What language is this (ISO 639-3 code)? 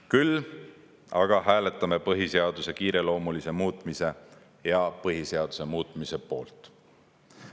est